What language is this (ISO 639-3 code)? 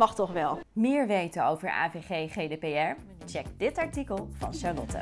nld